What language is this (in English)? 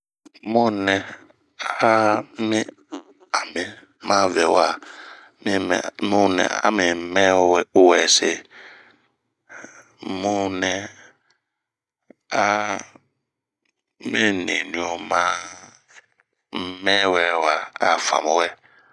Bomu